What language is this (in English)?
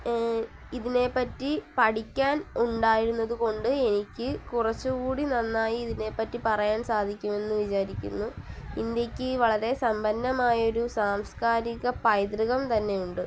Malayalam